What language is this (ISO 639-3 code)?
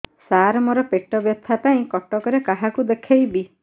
ori